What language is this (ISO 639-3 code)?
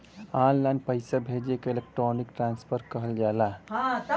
bho